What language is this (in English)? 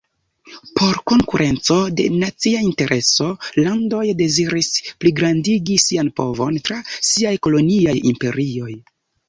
Esperanto